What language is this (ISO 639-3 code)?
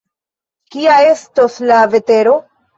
epo